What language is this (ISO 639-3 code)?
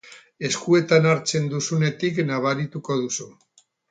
eus